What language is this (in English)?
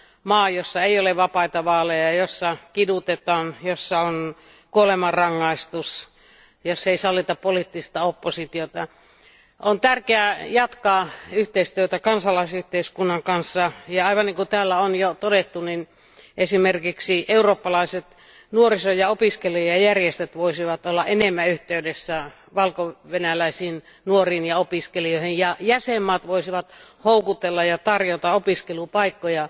Finnish